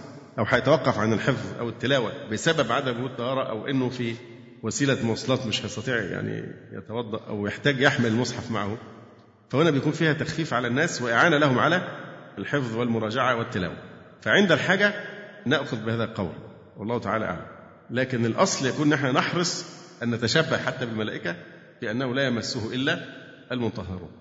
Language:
Arabic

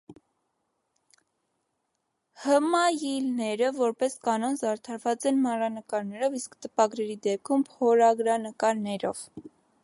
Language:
Armenian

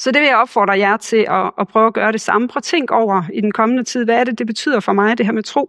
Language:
Danish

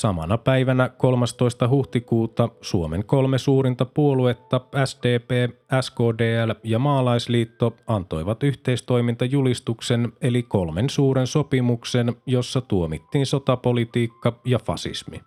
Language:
Finnish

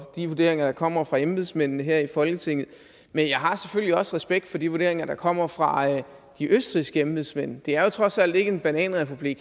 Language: Danish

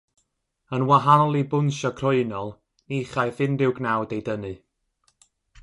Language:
Welsh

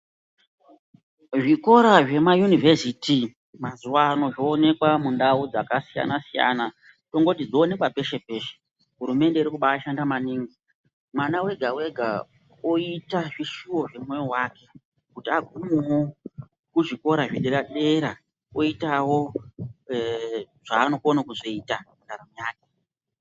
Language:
Ndau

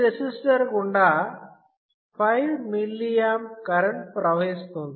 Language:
Telugu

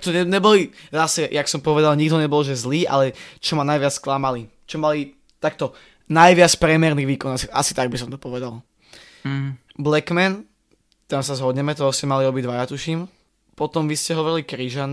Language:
Slovak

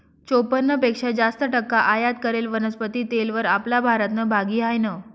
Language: Marathi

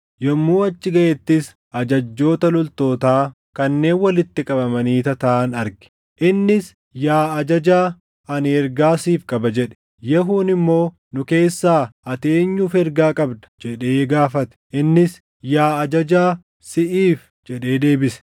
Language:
Oromo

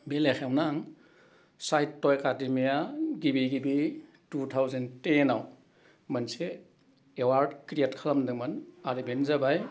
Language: Bodo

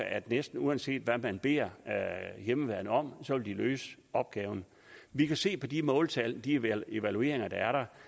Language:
Danish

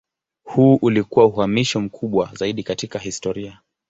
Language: Swahili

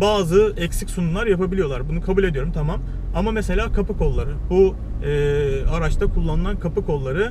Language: Turkish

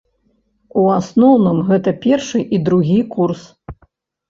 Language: Belarusian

